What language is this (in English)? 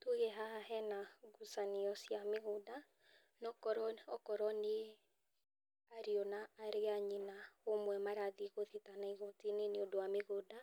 Kikuyu